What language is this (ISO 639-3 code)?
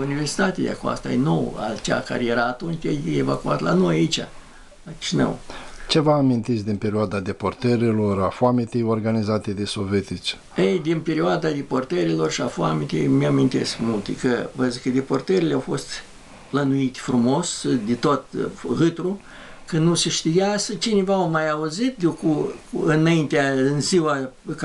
ron